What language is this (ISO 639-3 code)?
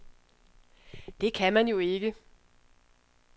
dan